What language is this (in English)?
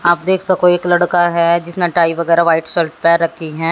Hindi